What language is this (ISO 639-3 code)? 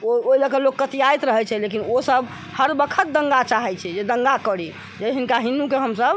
mai